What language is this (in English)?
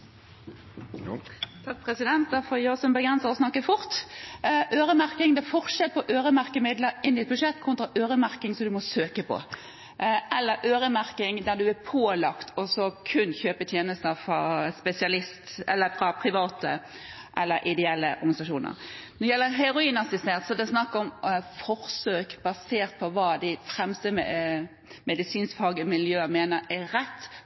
Norwegian Bokmål